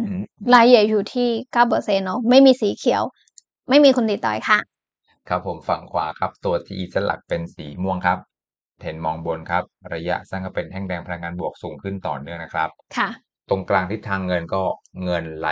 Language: Thai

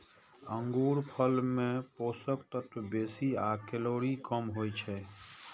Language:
Maithili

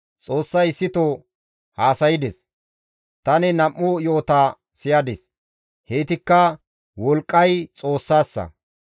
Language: Gamo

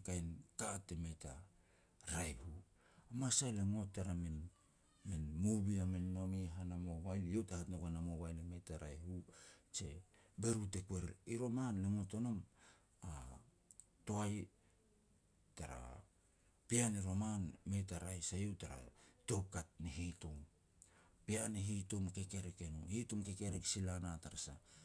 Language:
Petats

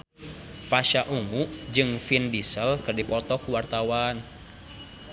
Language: Sundanese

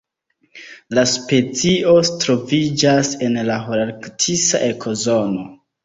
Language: Esperanto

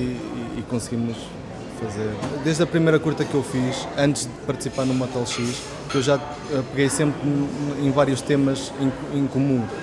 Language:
Portuguese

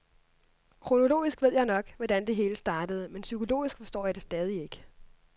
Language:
Danish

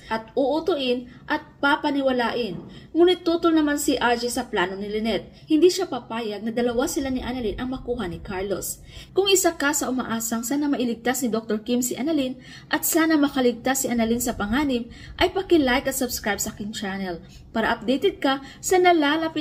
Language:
Filipino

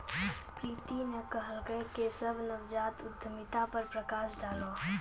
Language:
Maithili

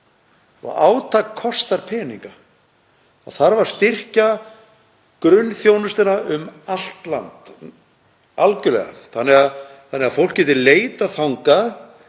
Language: Icelandic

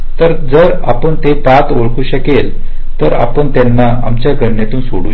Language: Marathi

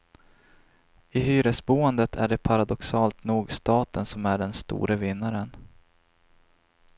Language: Swedish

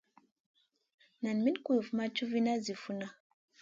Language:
Masana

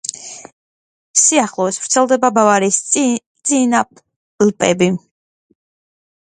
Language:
Georgian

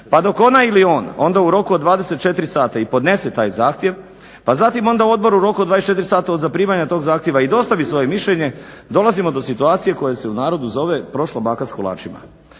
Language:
Croatian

